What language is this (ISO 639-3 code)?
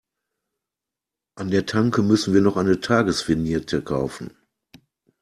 deu